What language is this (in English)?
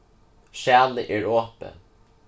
Faroese